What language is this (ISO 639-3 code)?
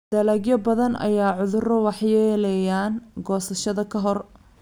som